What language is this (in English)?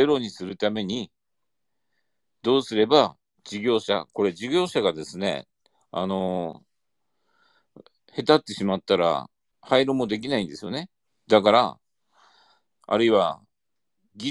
Japanese